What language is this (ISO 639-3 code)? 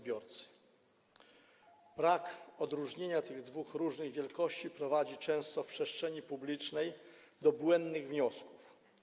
pol